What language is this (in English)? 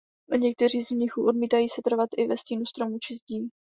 Czech